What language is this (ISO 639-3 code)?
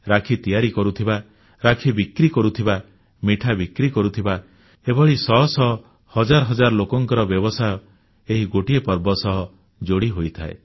ori